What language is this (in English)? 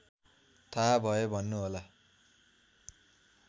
Nepali